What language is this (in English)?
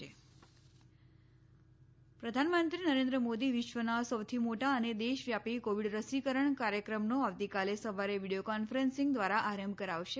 Gujarati